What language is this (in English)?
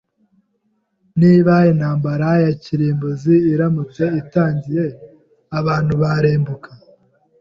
Kinyarwanda